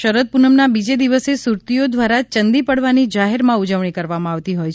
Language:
Gujarati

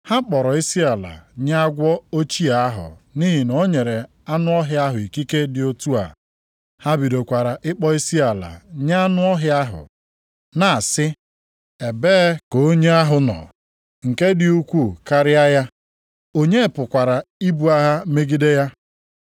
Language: Igbo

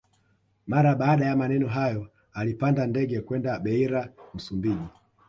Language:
Swahili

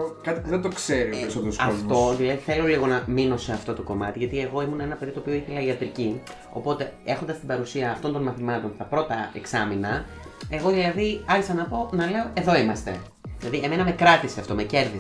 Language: Greek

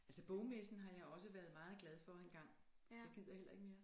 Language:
Danish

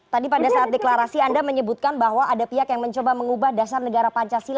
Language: Indonesian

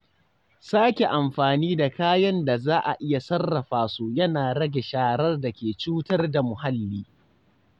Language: Hausa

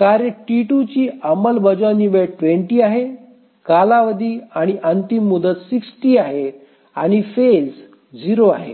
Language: Marathi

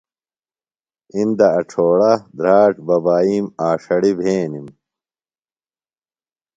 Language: Phalura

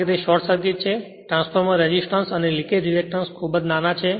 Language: Gujarati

